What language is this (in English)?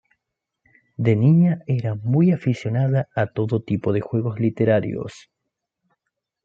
Spanish